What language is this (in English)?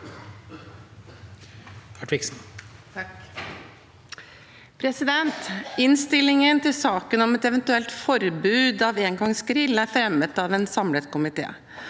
Norwegian